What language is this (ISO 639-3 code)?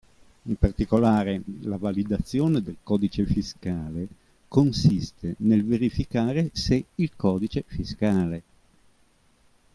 ita